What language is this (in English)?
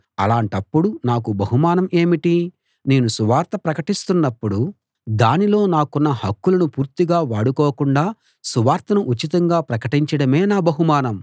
Telugu